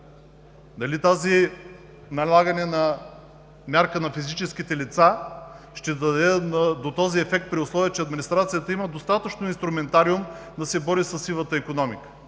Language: Bulgarian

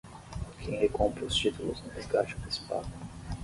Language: Portuguese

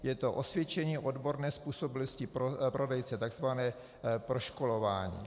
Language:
Czech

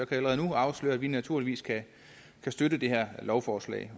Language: Danish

